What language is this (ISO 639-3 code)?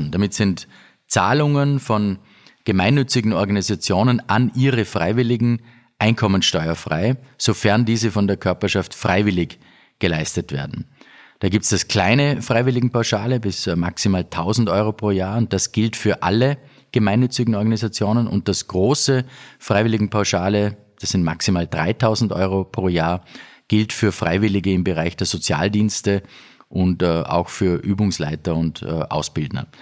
deu